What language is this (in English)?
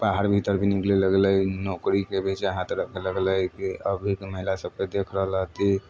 Maithili